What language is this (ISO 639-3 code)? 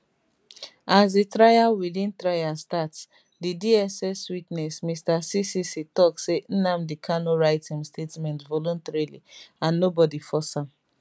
pcm